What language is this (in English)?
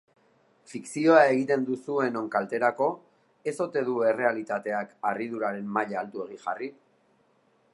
Basque